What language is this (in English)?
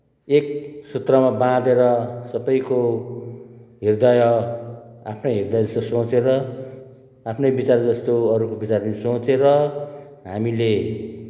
Nepali